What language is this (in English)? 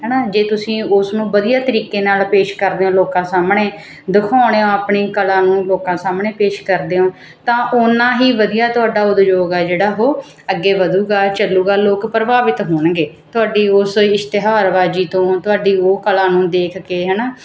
Punjabi